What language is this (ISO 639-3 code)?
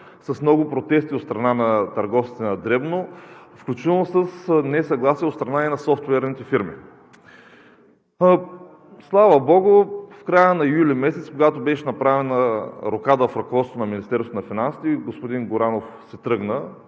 bul